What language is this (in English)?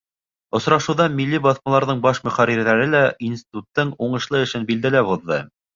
Bashkir